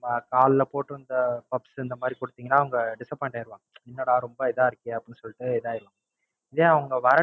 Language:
Tamil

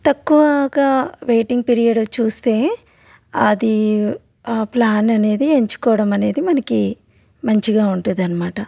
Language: Telugu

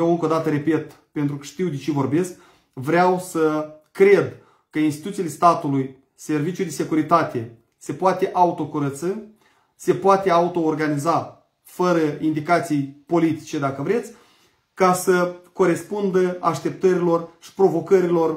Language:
Romanian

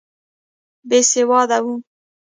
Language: Pashto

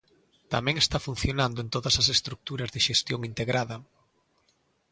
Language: Galician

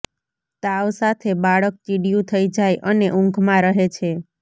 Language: Gujarati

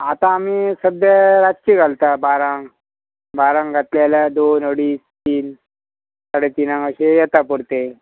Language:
Konkani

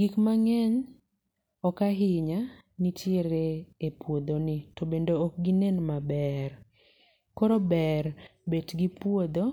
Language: Luo (Kenya and Tanzania)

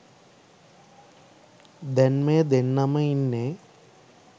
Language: Sinhala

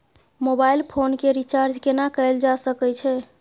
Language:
Maithili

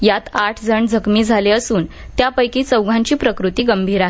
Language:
Marathi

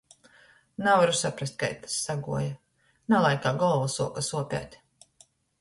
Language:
Latgalian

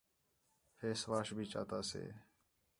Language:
Khetrani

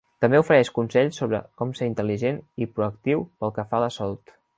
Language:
Catalan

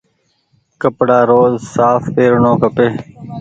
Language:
Goaria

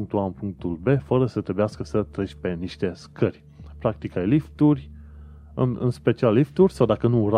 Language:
Romanian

